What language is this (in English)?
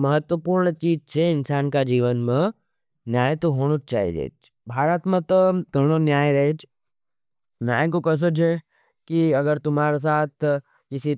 Nimadi